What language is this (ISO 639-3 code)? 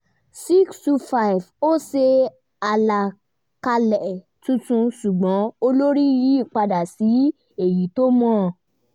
yor